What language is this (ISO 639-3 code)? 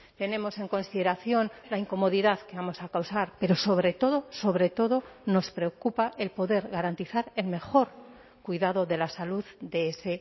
spa